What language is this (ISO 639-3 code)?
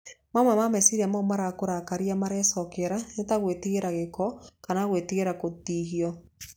kik